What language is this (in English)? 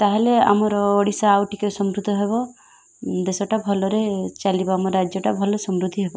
Odia